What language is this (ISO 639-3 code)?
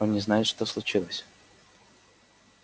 rus